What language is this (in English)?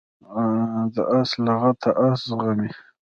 Pashto